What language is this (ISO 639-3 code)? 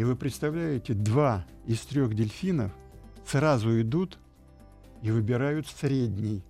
rus